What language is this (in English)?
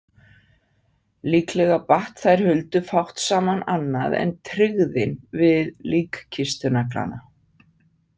Icelandic